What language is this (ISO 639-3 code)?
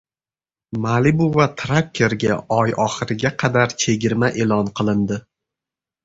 uzb